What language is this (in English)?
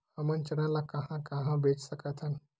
Chhattisgarhi